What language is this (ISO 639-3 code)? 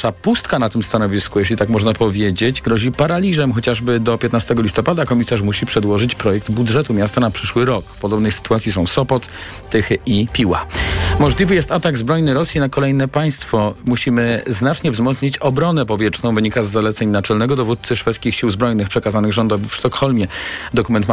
pol